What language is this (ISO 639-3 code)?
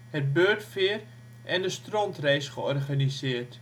nld